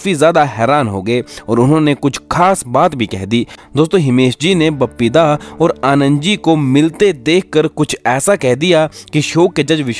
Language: Hindi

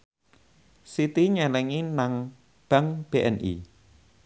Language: Javanese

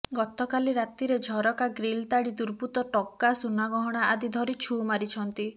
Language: Odia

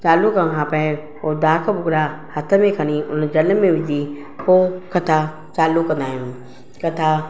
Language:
Sindhi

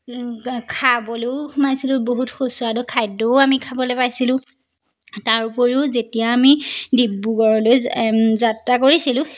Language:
Assamese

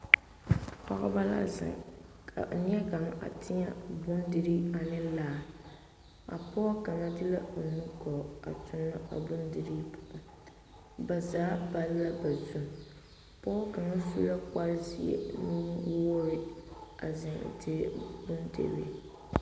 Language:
Southern Dagaare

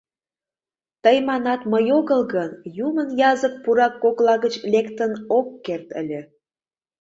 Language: Mari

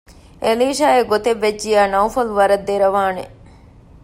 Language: Divehi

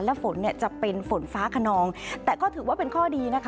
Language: Thai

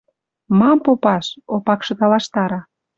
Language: Western Mari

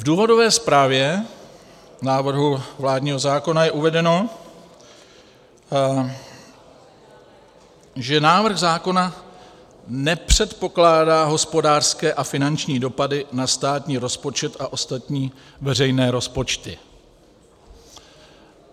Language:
Czech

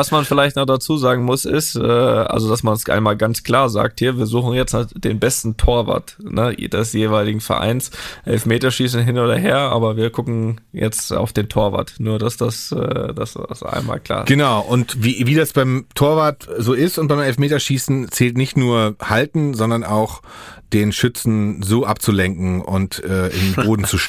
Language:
German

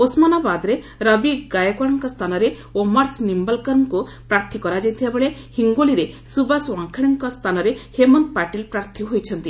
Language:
Odia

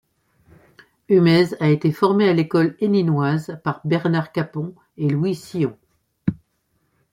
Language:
French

